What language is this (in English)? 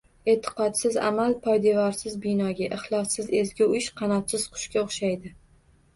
Uzbek